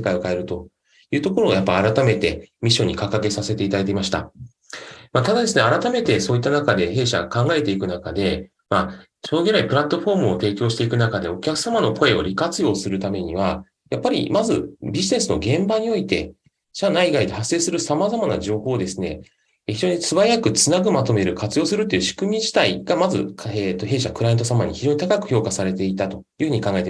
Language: Japanese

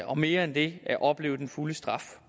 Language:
Danish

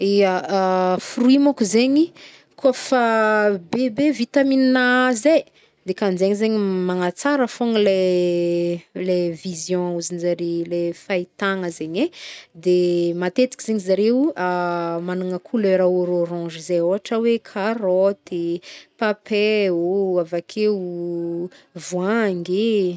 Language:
Northern Betsimisaraka Malagasy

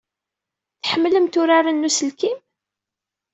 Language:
Kabyle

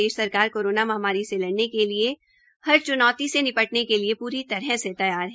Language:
Hindi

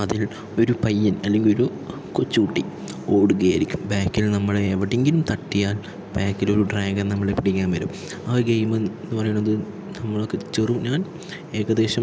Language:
Malayalam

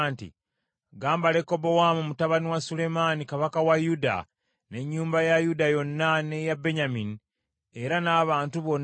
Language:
Ganda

